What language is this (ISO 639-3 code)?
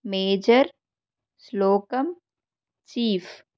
tel